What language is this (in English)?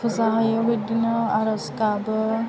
Bodo